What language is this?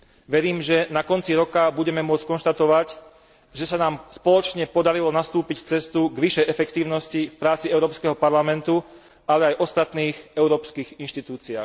Slovak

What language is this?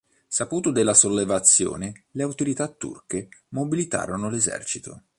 Italian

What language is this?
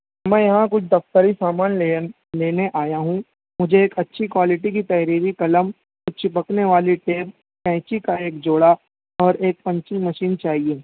Urdu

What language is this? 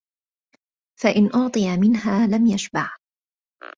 Arabic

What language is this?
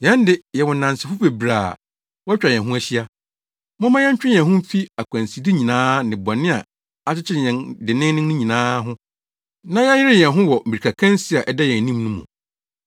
Akan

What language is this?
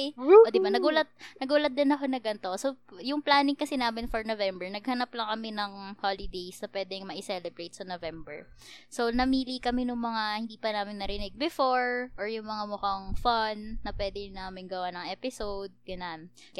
Filipino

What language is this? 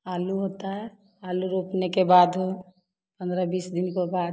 Hindi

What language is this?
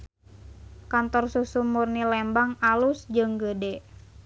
Sundanese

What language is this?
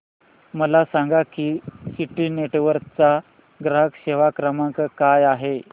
Marathi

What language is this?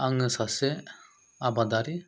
Bodo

